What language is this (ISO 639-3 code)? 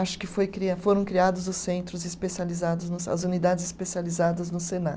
por